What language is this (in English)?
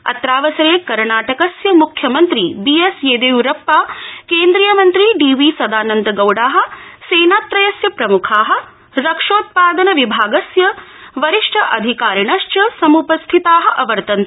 Sanskrit